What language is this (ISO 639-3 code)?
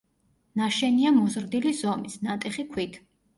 kat